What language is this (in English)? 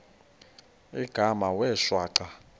Xhosa